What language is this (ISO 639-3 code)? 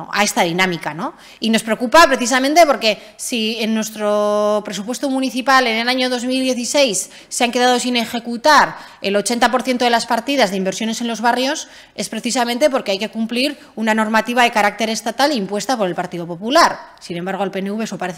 spa